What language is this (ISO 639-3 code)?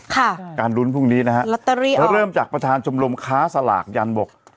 tha